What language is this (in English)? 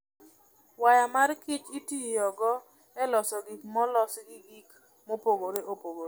Luo (Kenya and Tanzania)